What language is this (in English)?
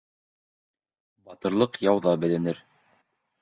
Bashkir